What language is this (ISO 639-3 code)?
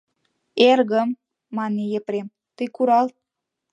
chm